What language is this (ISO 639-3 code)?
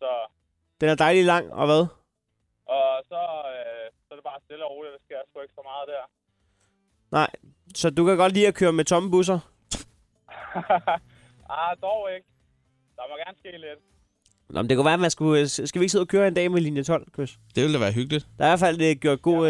dan